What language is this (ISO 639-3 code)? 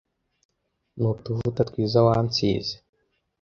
kin